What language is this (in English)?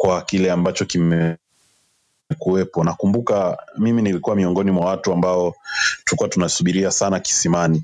Swahili